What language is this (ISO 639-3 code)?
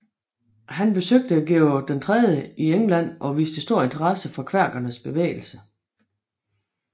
dan